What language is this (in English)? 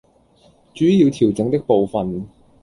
Chinese